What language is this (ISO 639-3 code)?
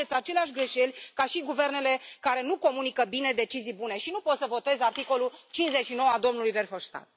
ron